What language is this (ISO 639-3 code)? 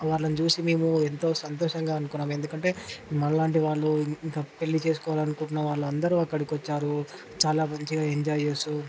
tel